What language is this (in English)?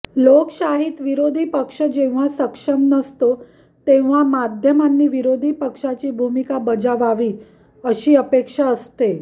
Marathi